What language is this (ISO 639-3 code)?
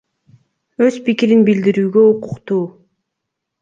kir